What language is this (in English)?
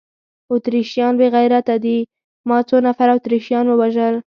Pashto